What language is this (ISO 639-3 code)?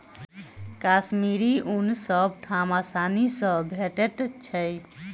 mai